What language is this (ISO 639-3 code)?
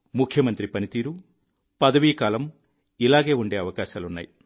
tel